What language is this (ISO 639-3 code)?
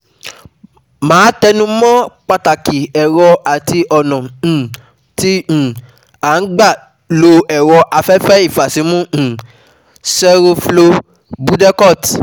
yor